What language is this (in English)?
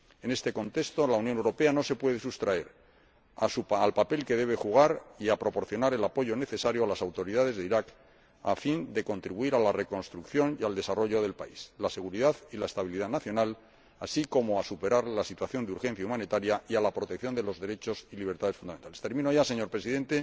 Spanish